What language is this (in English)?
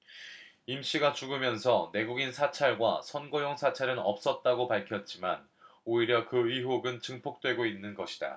Korean